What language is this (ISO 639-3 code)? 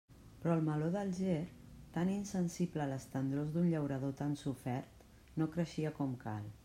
cat